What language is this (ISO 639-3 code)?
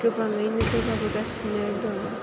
brx